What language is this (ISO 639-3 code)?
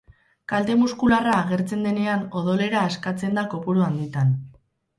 eus